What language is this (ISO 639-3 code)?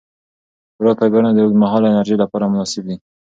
pus